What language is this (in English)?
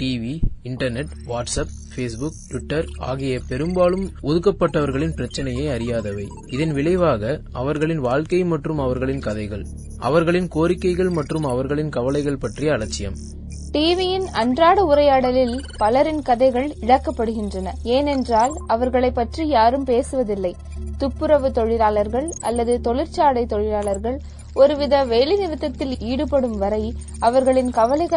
Tamil